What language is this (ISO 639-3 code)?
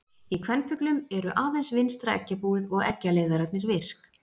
isl